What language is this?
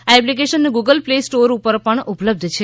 Gujarati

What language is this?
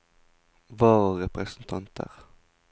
Norwegian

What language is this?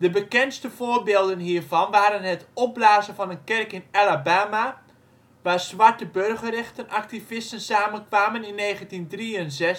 Dutch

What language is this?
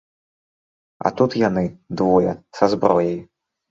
Belarusian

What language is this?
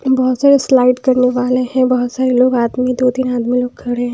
Hindi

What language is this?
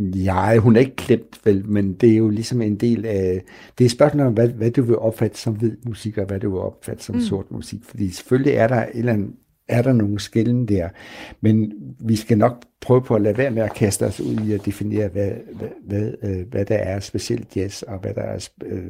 Danish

